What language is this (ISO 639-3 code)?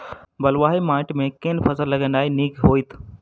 mai